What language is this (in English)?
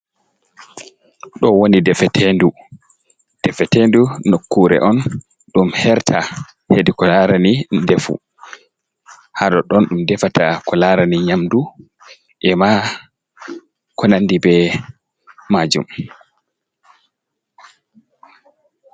Fula